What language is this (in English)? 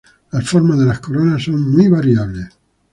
Spanish